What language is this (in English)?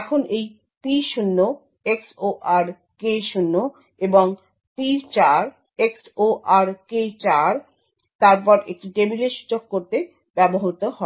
Bangla